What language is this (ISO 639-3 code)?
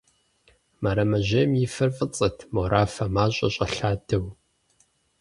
kbd